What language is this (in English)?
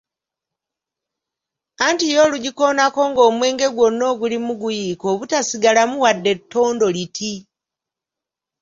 Ganda